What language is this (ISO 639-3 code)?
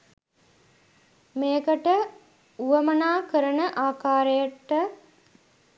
sin